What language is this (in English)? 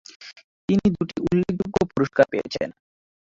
Bangla